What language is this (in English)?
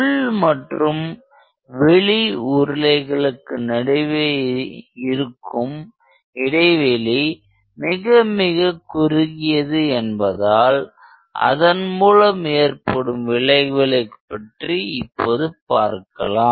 Tamil